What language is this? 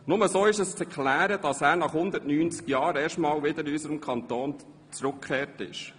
Swiss German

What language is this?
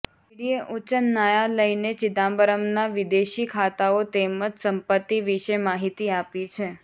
Gujarati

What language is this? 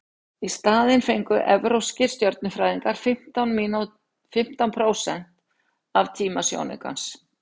Icelandic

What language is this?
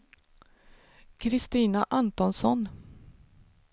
Swedish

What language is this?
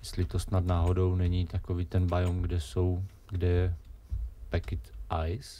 Czech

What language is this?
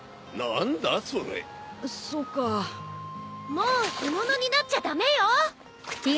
Japanese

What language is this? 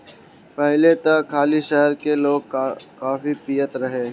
Bhojpuri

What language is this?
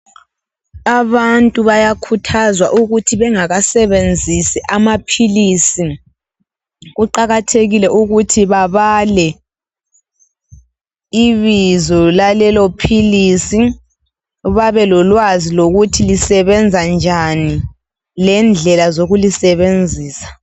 North Ndebele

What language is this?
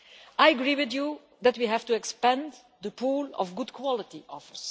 English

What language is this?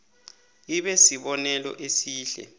South Ndebele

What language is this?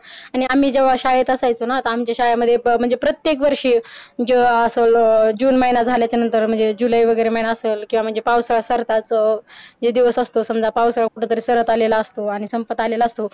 Marathi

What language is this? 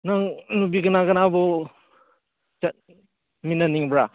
Manipuri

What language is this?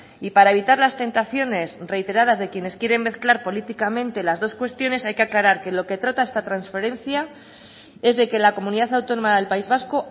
Spanish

